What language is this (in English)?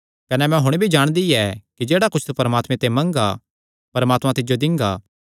Kangri